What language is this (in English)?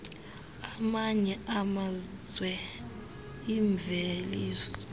Xhosa